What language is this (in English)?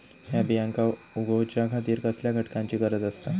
Marathi